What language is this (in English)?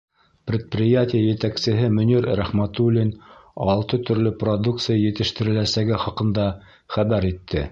Bashkir